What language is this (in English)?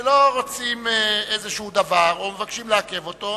Hebrew